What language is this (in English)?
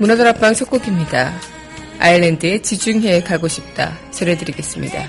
Korean